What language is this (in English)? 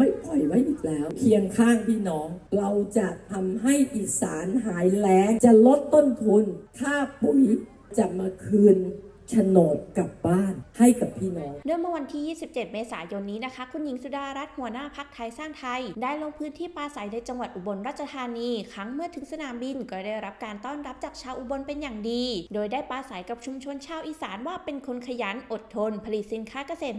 Thai